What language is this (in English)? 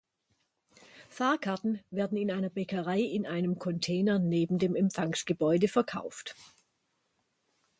German